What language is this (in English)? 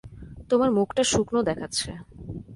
Bangla